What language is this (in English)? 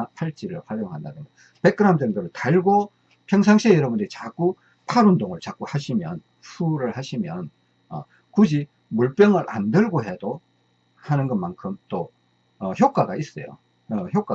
Korean